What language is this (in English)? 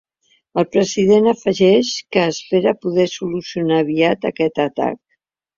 Catalan